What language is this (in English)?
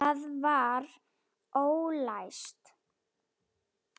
Icelandic